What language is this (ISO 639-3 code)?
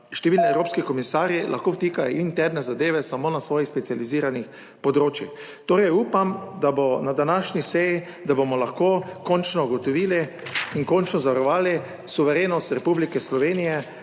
slv